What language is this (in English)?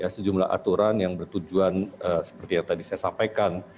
Indonesian